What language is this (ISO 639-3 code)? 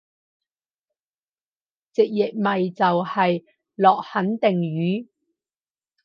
yue